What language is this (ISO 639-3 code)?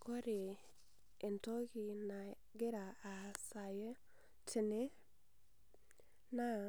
mas